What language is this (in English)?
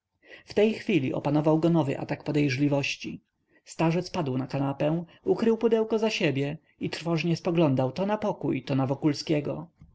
Polish